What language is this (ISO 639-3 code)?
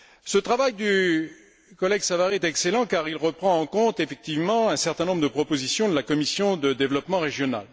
fra